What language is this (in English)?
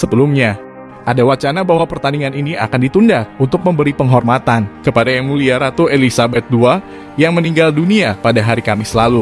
Indonesian